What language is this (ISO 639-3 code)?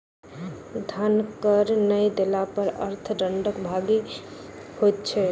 mai